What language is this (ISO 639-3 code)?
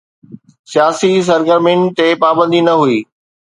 snd